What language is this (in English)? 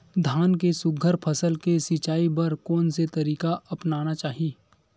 Chhattisgarhi